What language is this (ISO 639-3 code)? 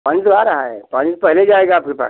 hin